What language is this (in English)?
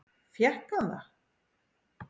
Icelandic